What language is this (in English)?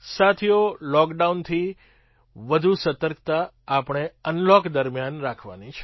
Gujarati